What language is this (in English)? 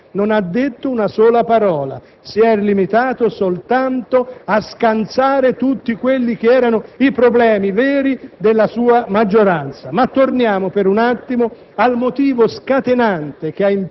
Italian